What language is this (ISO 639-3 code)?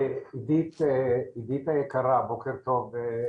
heb